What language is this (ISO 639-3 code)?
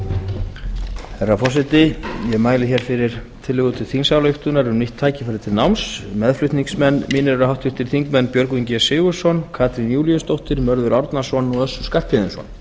isl